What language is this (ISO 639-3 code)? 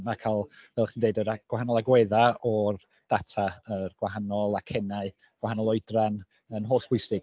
cym